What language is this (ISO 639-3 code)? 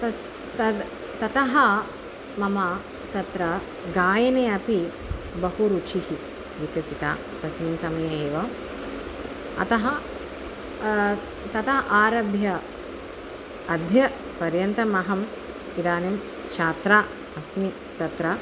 san